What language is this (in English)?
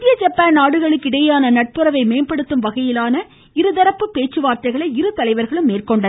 Tamil